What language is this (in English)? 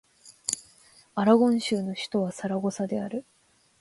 Japanese